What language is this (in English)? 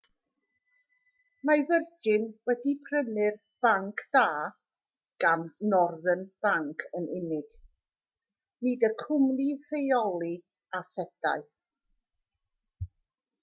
Welsh